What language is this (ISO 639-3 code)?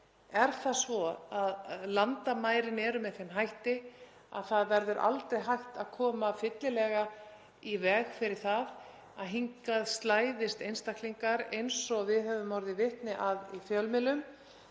isl